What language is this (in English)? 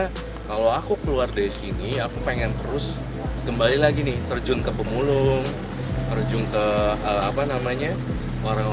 Indonesian